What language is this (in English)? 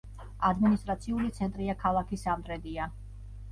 Georgian